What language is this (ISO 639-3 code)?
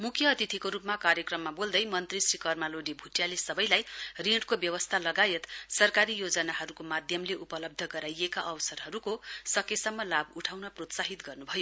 nep